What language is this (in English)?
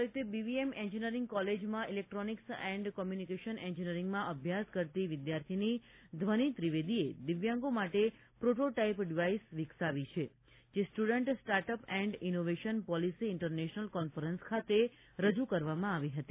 Gujarati